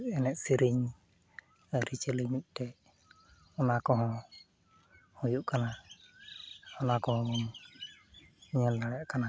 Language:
Santali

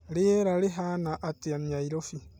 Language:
Kikuyu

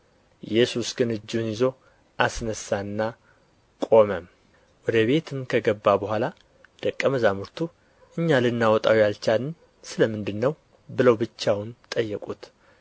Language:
Amharic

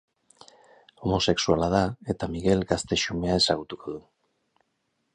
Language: Basque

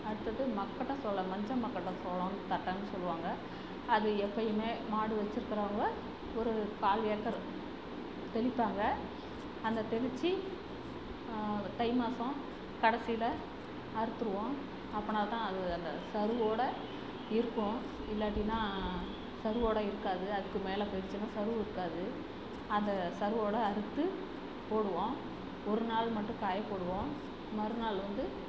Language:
Tamil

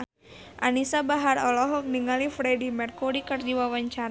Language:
Sundanese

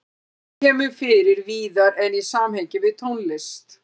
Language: Icelandic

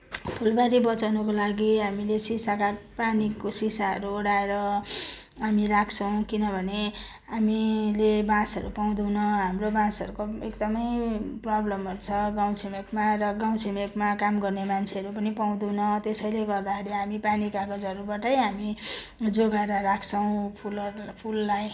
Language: Nepali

